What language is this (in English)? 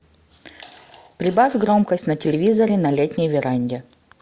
Russian